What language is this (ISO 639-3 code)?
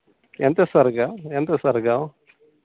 tel